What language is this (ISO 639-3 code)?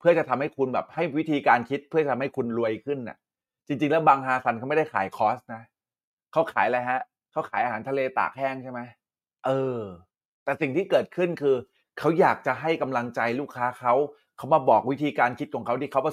tha